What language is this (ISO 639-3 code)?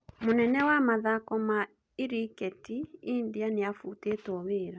kik